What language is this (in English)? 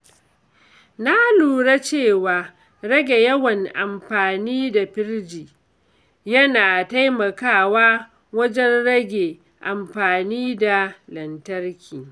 Hausa